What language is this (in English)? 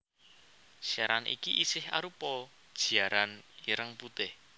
Javanese